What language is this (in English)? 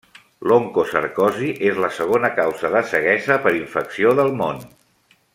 Catalan